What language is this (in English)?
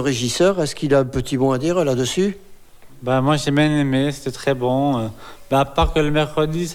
French